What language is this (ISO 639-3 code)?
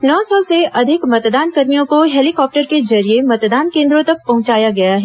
hin